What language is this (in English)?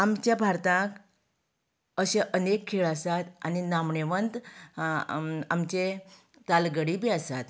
Konkani